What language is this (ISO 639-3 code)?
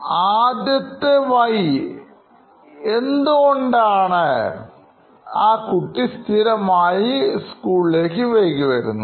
mal